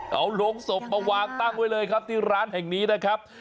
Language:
Thai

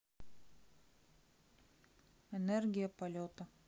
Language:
Russian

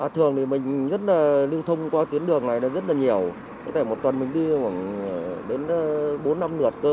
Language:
Vietnamese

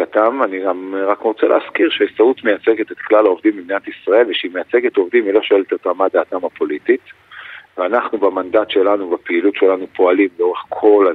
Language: Hebrew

